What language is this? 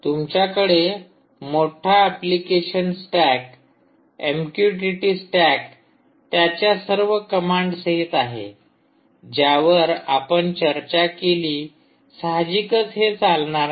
Marathi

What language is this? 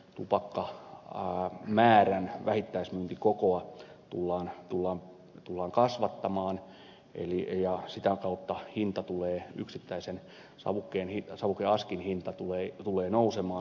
Finnish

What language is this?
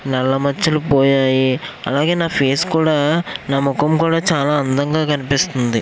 Telugu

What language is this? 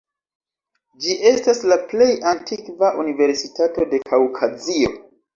Esperanto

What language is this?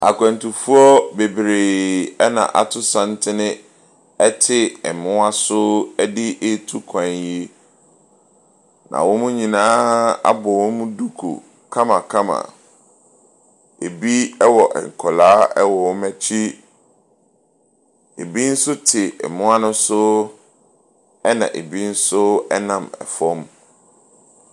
Akan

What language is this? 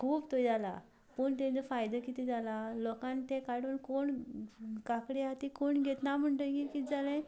Konkani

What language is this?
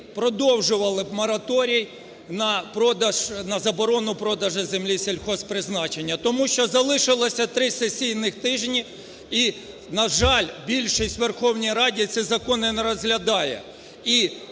Ukrainian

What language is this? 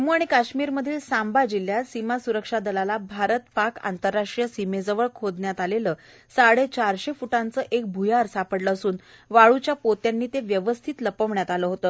Marathi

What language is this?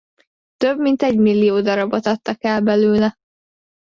Hungarian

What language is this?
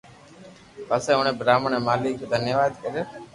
Loarki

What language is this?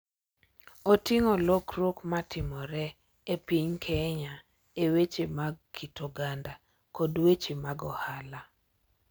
Luo (Kenya and Tanzania)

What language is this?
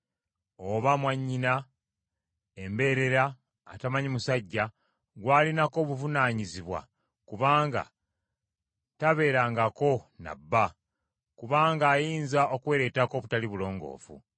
Ganda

